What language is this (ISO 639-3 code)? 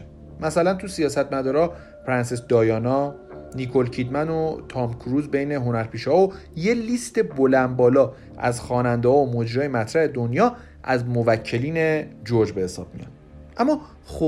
fas